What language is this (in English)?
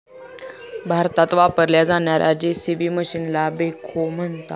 Marathi